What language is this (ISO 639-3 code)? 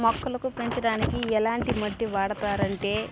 tel